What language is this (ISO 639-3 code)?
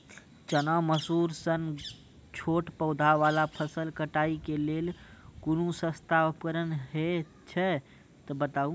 mai